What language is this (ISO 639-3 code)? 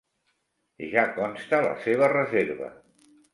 cat